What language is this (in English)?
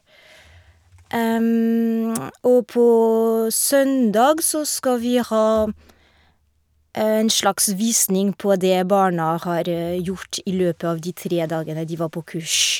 Norwegian